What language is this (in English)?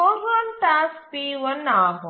Tamil